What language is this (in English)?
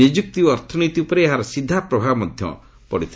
Odia